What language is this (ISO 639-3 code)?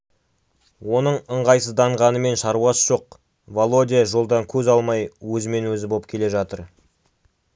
kaz